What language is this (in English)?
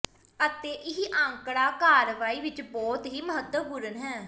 Punjabi